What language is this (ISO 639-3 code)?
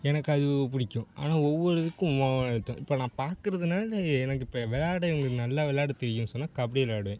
tam